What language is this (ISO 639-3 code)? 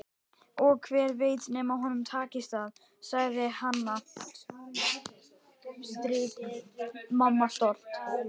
isl